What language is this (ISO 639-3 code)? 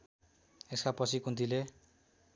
nep